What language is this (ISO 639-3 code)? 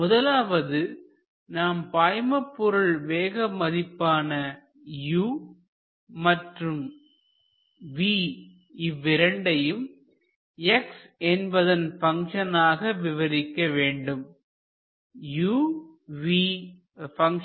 tam